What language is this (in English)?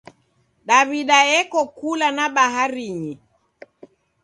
Taita